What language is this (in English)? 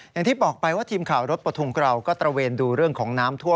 Thai